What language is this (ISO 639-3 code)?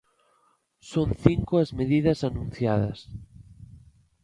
glg